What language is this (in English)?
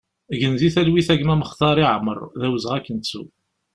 Kabyle